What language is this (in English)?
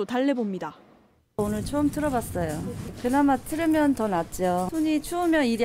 Korean